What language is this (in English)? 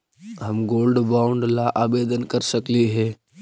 Magahi